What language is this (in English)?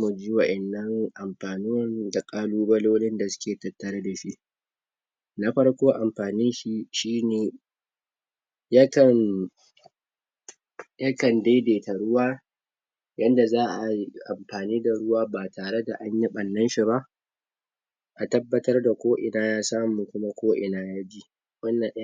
Hausa